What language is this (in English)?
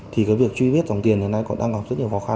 Vietnamese